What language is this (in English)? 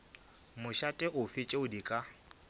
Northern Sotho